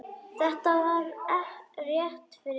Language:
Icelandic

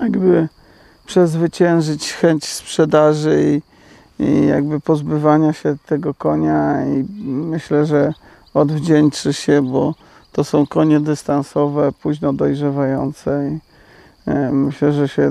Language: Polish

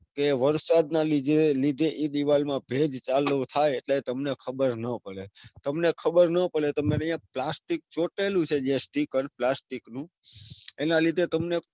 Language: Gujarati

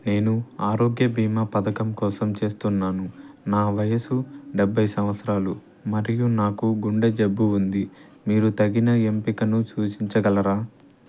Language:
Telugu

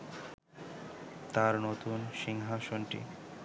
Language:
Bangla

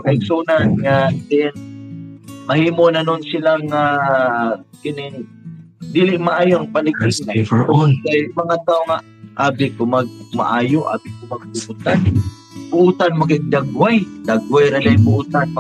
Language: Filipino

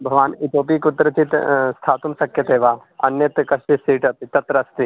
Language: Sanskrit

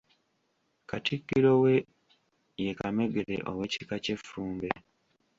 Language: Ganda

